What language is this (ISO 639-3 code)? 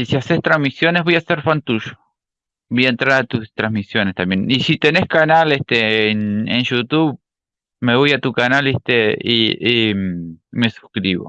spa